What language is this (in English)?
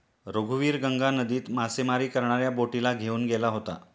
Marathi